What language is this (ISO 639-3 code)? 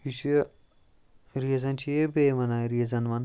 kas